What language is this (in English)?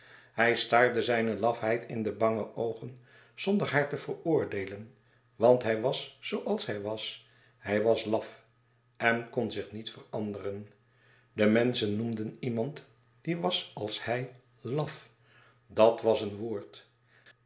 Dutch